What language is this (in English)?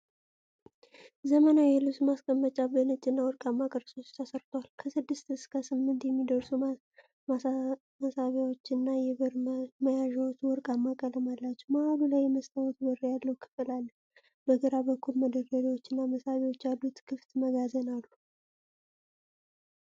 Amharic